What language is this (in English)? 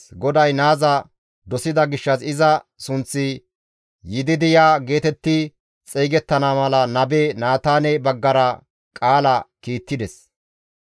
Gamo